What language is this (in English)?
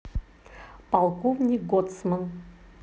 Russian